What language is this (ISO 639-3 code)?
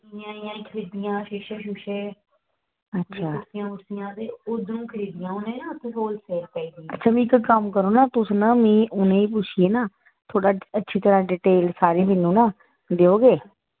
doi